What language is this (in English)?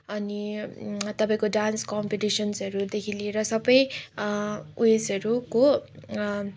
Nepali